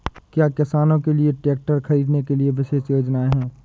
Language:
Hindi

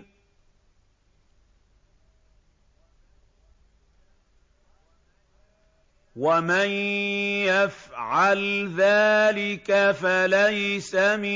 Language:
Arabic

